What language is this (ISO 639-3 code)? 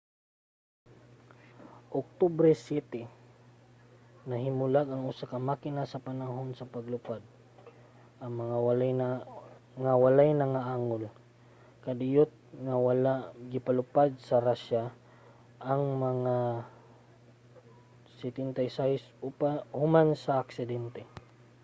ceb